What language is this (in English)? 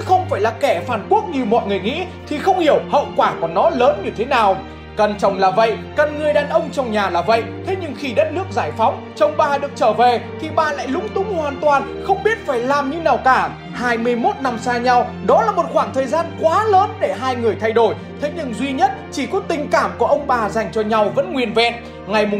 Vietnamese